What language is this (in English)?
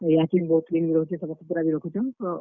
Odia